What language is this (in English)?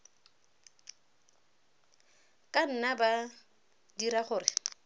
Tswana